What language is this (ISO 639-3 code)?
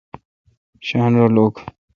xka